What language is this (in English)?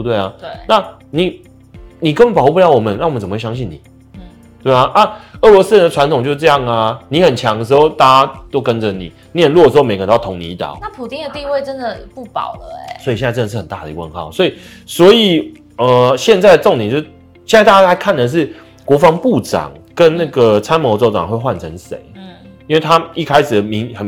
Chinese